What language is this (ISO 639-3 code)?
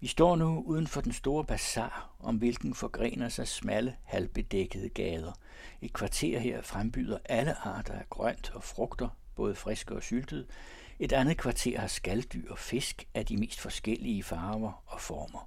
dan